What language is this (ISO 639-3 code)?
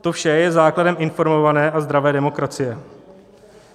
ces